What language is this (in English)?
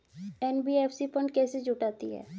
Hindi